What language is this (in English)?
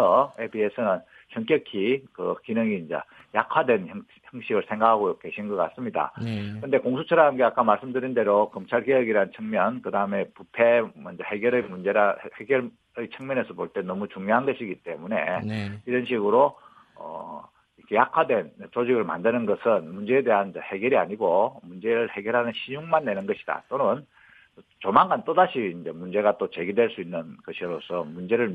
Korean